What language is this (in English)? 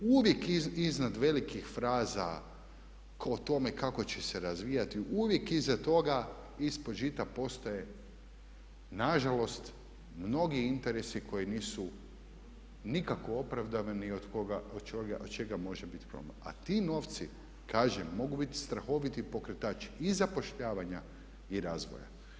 Croatian